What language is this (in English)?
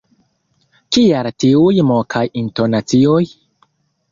Esperanto